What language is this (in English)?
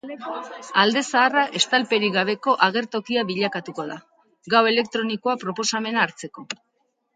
Basque